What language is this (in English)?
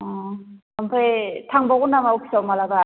Bodo